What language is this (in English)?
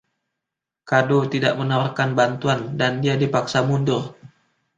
Indonesian